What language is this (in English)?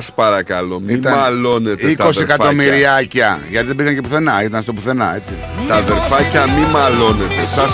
Greek